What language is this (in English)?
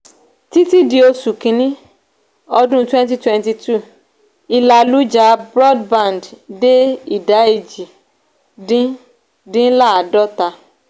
Yoruba